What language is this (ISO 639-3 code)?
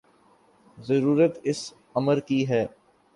urd